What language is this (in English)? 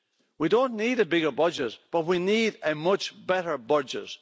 English